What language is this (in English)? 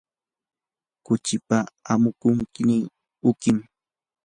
Yanahuanca Pasco Quechua